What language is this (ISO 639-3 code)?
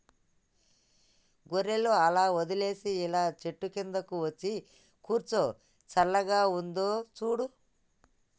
tel